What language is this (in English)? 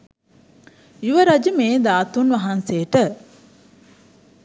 Sinhala